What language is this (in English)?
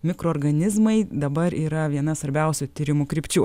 Lithuanian